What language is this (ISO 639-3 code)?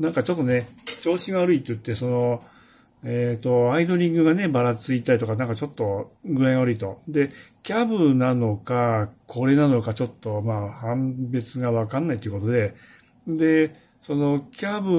jpn